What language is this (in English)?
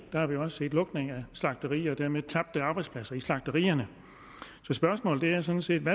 Danish